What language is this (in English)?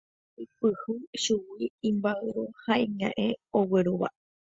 Guarani